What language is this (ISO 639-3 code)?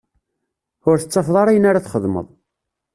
kab